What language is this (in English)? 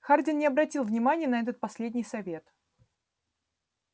Russian